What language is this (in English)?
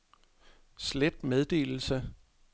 Danish